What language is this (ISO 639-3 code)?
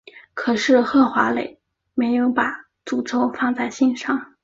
zho